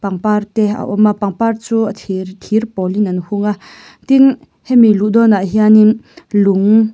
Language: Mizo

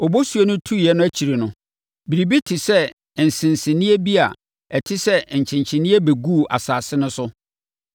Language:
Akan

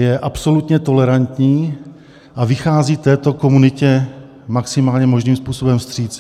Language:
Czech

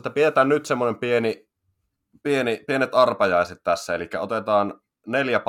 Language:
Finnish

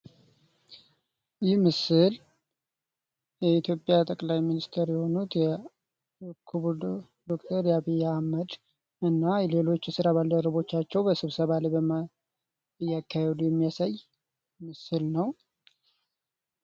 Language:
Amharic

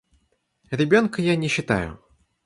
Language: Russian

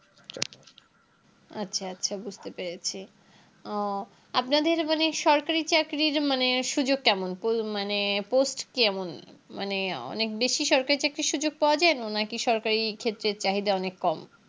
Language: Bangla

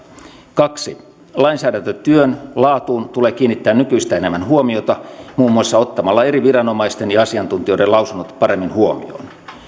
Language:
Finnish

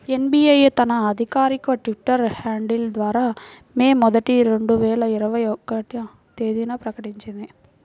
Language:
Telugu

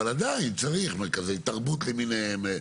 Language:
Hebrew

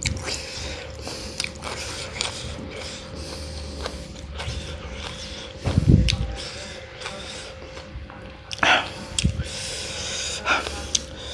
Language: Indonesian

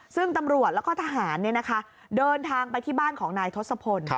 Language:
Thai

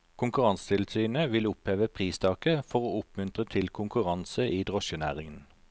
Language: Norwegian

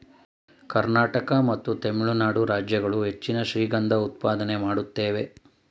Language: Kannada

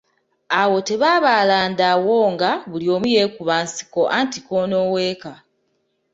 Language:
Ganda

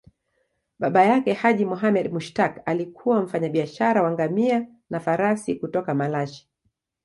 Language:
Swahili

